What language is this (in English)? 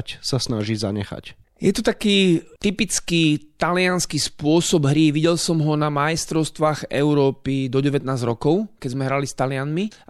Slovak